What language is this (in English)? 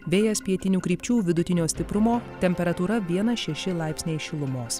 Lithuanian